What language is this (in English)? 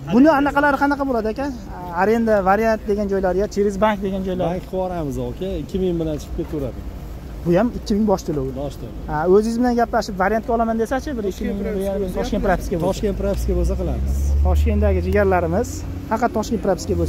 Turkish